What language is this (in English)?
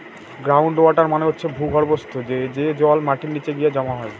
Bangla